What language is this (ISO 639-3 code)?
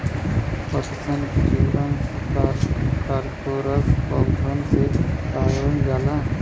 bho